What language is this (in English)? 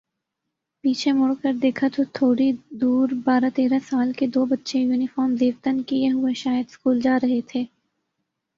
Urdu